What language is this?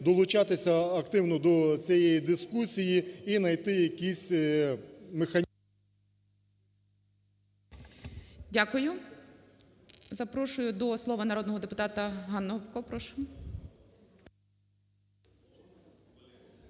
Ukrainian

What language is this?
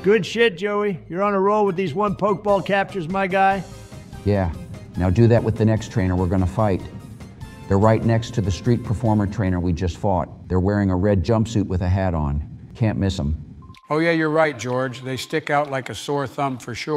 English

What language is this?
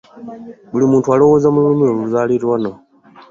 Ganda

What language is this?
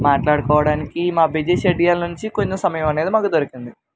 Telugu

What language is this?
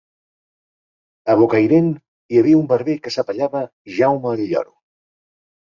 Catalan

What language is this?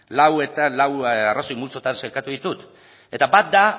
Basque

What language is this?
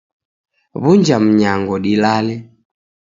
Taita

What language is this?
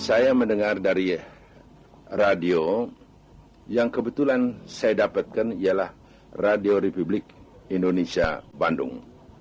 Indonesian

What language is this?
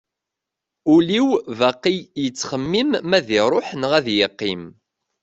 Kabyle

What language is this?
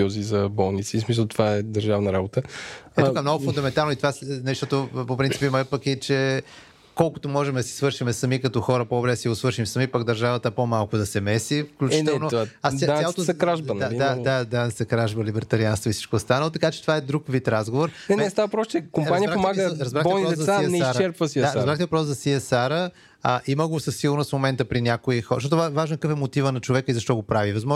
Bulgarian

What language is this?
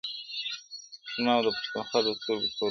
Pashto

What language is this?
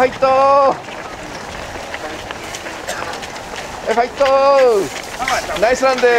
Japanese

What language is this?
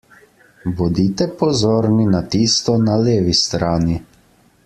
Slovenian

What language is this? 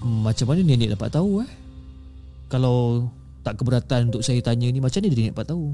Malay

